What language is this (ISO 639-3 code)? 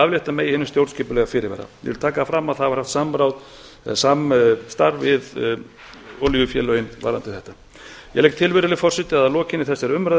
isl